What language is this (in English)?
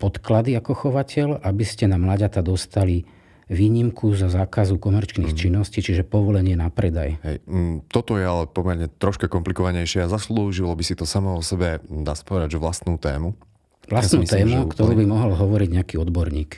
Slovak